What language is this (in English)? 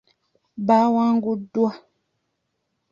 Ganda